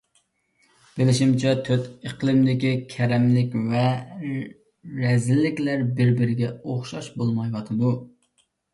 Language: Uyghur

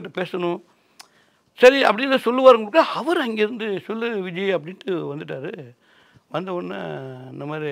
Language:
Tamil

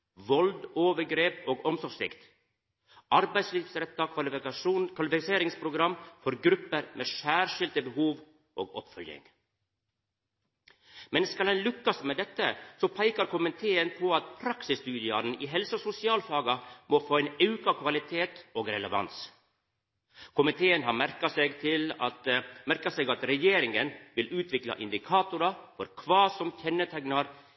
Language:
Norwegian Nynorsk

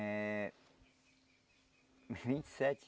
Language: Portuguese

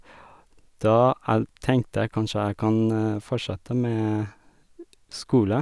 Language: Norwegian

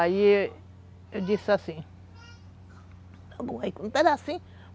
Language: Portuguese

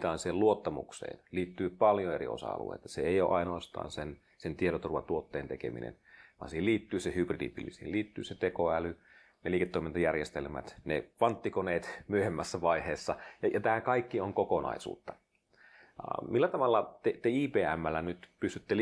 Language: Finnish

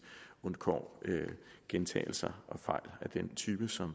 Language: Danish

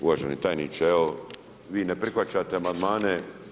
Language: Croatian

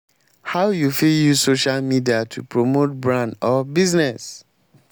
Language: Nigerian Pidgin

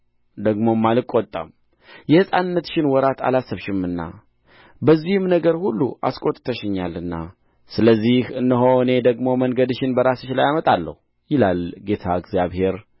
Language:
Amharic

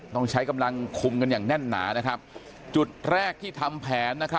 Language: Thai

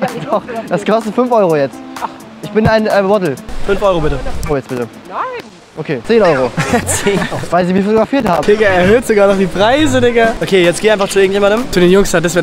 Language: German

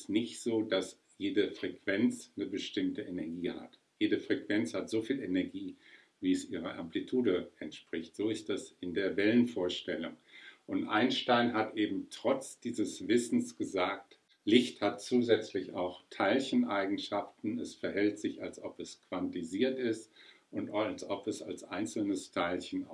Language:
German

